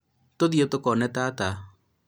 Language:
Kikuyu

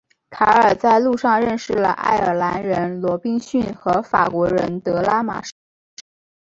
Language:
Chinese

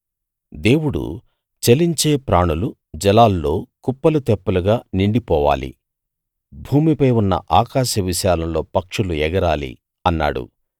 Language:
Telugu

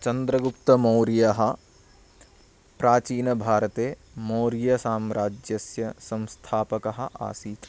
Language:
Sanskrit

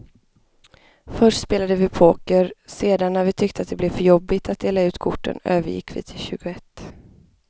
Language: Swedish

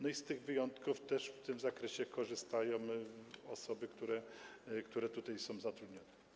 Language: Polish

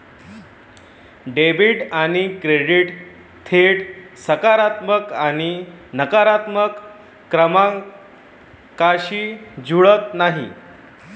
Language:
Marathi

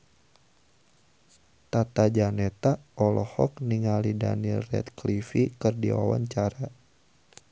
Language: Sundanese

